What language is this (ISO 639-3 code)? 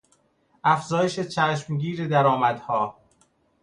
fas